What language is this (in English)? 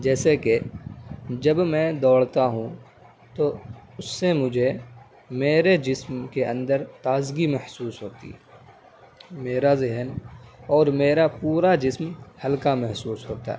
Urdu